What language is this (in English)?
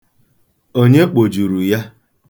Igbo